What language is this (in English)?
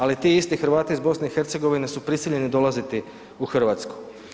Croatian